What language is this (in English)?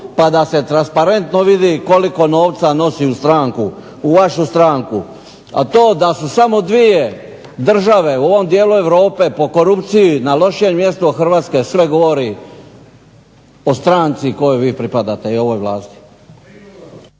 Croatian